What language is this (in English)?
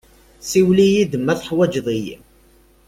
Kabyle